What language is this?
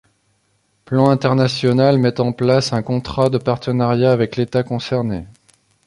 French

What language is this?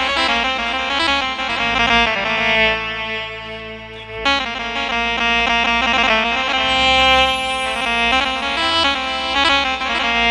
Arabic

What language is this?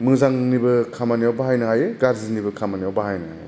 Bodo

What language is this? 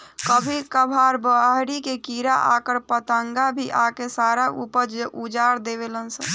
Bhojpuri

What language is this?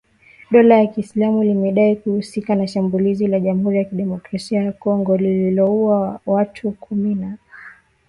Swahili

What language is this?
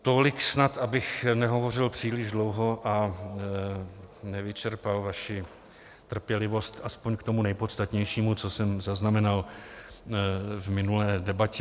Czech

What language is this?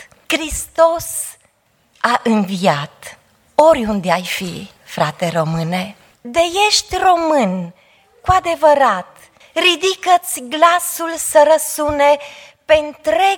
Romanian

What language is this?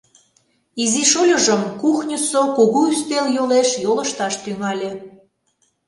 Mari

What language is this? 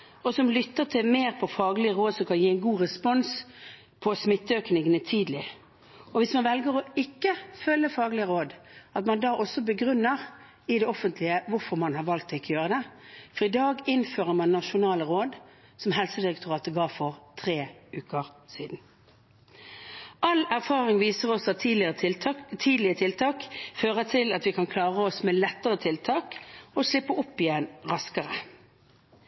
Norwegian Bokmål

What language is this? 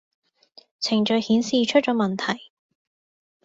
Cantonese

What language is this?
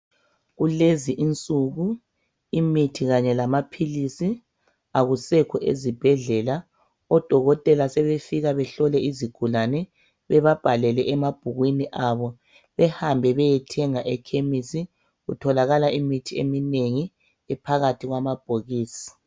North Ndebele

